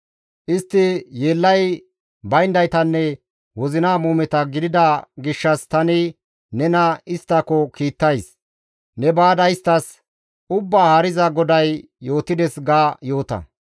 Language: Gamo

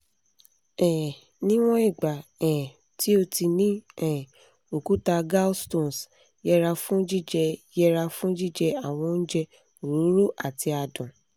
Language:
Yoruba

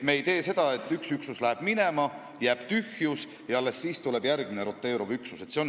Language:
Estonian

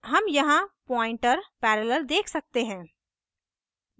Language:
Hindi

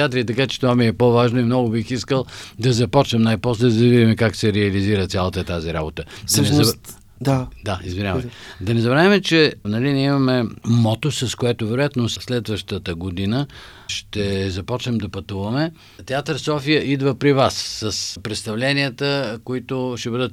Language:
Bulgarian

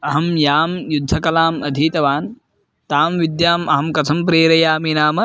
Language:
Sanskrit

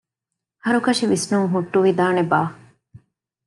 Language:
Divehi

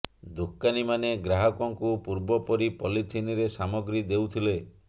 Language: Odia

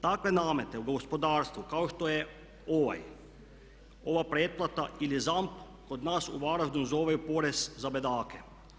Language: Croatian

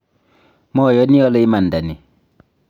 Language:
Kalenjin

